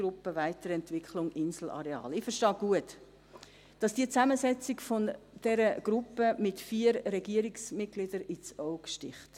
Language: Swiss German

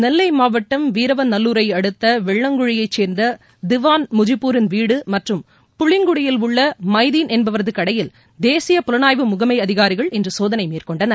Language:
Tamil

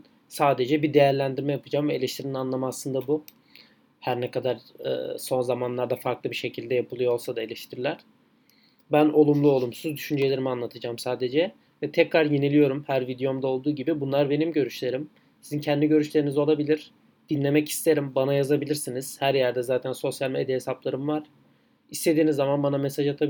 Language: Turkish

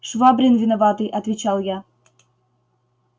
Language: Russian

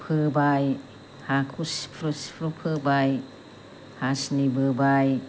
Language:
Bodo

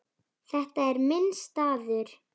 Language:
Icelandic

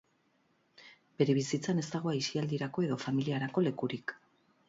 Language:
Basque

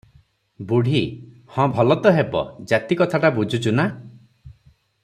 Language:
Odia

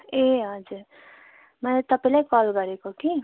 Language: Nepali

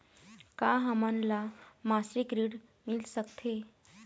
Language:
Chhattisgarhi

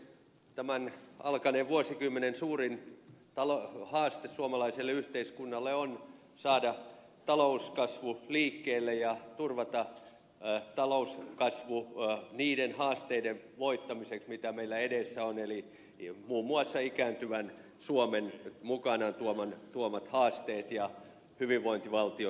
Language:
Finnish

